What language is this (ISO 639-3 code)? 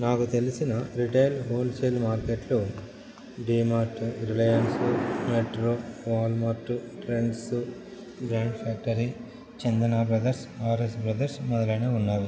tel